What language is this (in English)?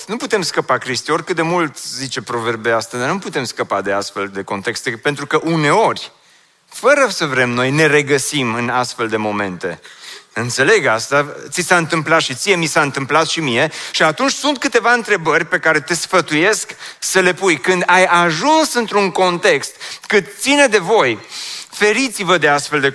Romanian